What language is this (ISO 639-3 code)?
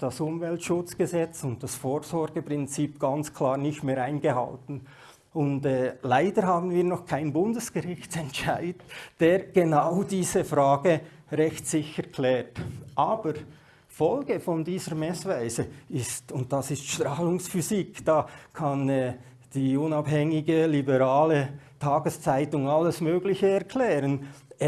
deu